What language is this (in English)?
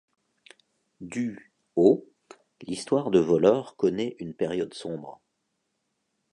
French